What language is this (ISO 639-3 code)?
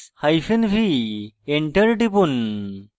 ben